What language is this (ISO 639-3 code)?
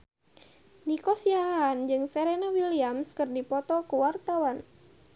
sun